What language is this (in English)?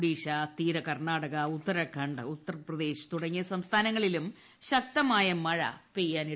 Malayalam